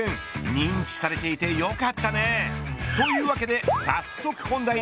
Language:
Japanese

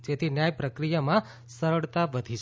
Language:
Gujarati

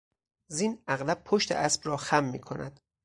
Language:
Persian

